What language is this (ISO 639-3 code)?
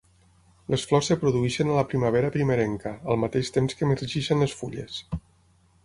cat